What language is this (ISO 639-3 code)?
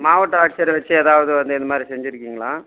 tam